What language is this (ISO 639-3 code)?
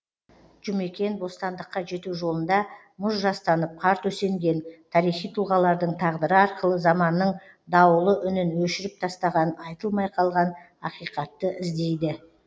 kaz